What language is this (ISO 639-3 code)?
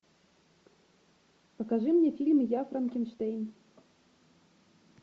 rus